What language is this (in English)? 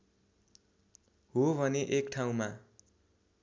Nepali